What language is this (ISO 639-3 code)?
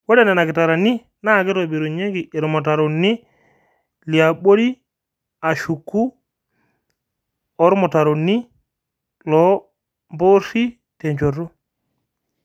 mas